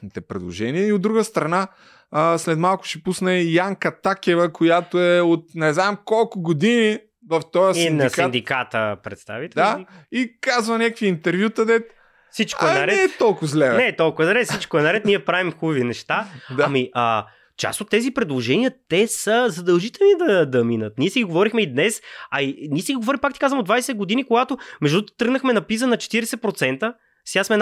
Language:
Bulgarian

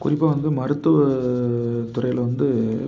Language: Tamil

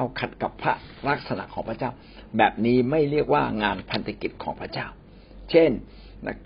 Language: Thai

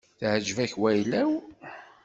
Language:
Kabyle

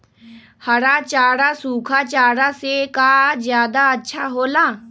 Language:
Magahi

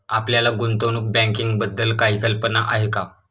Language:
Marathi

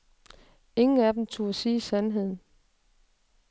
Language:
Danish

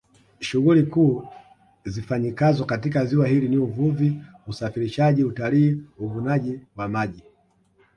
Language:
Swahili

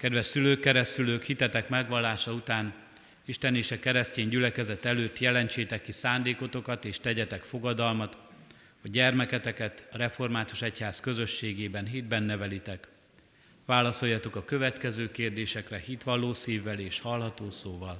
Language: Hungarian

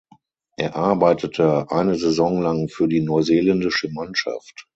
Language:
German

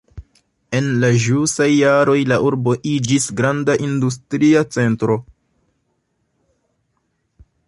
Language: Esperanto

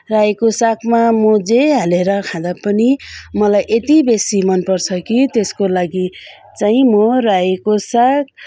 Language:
Nepali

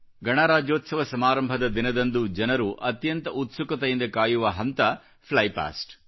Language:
Kannada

